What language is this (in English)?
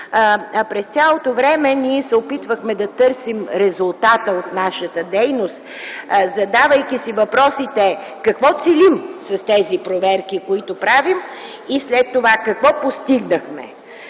Bulgarian